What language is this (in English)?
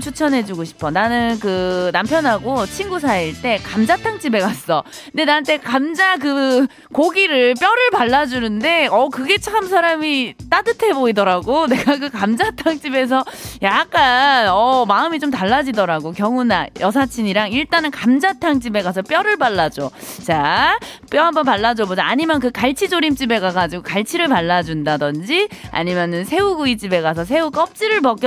Korean